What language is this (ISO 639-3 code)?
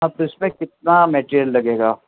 urd